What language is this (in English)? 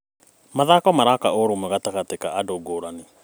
Kikuyu